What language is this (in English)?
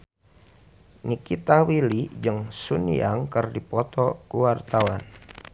Sundanese